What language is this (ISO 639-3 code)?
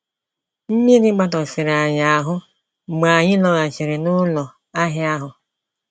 ibo